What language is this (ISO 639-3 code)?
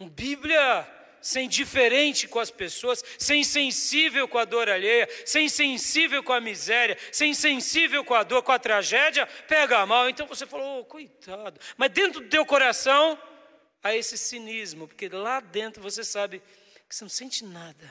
por